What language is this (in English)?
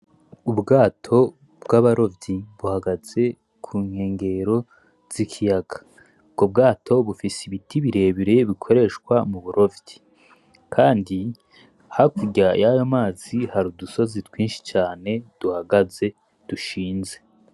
Rundi